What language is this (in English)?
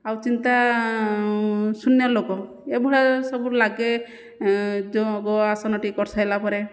Odia